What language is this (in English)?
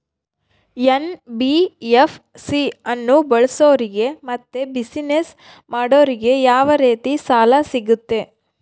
Kannada